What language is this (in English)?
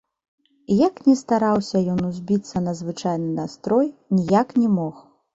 Belarusian